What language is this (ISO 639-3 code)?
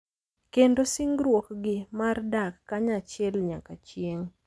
luo